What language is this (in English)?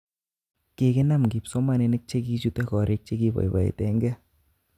Kalenjin